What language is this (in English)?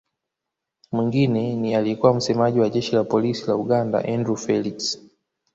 Swahili